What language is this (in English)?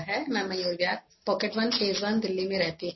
English